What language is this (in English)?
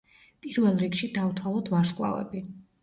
Georgian